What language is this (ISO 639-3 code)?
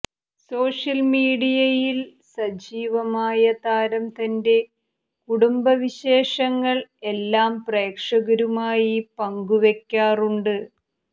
mal